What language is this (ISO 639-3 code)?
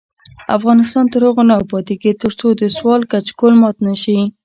pus